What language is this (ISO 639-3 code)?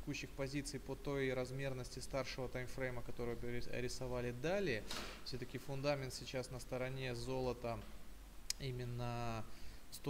rus